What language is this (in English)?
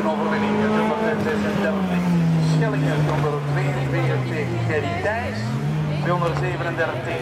Dutch